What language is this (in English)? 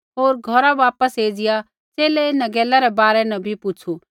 Kullu Pahari